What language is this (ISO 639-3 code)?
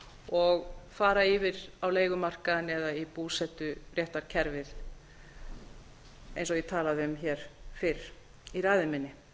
isl